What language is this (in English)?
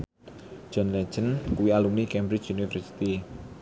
Javanese